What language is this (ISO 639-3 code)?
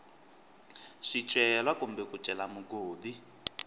tso